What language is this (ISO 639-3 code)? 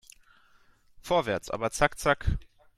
deu